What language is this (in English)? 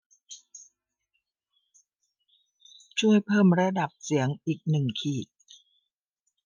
Thai